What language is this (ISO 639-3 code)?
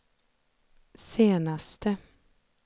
swe